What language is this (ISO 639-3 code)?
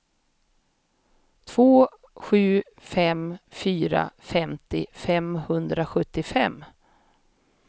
swe